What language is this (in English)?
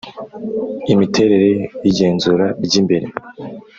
Kinyarwanda